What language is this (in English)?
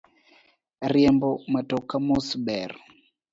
Luo (Kenya and Tanzania)